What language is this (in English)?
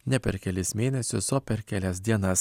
Lithuanian